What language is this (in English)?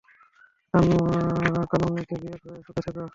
Bangla